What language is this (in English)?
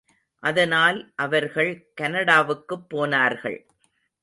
Tamil